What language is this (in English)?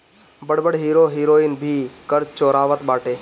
Bhojpuri